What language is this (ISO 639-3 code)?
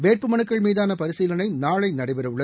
tam